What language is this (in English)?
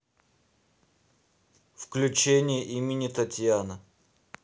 Russian